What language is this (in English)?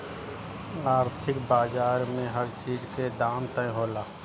Bhojpuri